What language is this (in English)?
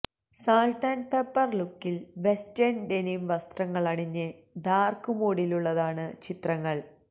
Malayalam